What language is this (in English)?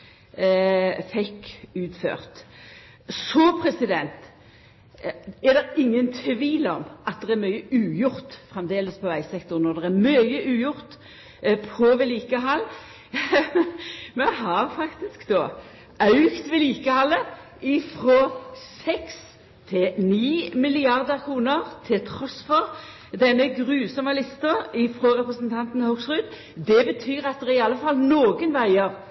Norwegian Nynorsk